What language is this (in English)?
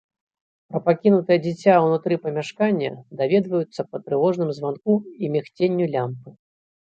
Belarusian